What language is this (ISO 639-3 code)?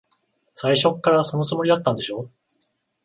jpn